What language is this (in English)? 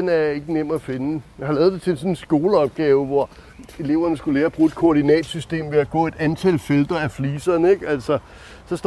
Danish